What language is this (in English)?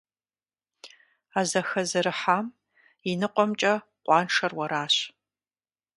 Kabardian